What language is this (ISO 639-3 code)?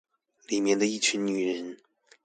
zho